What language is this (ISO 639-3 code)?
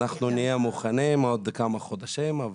heb